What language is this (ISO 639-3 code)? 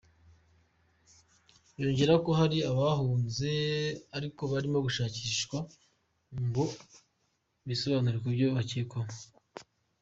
kin